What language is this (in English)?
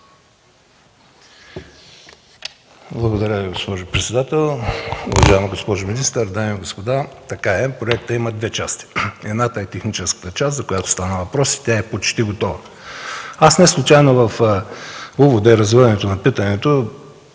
Bulgarian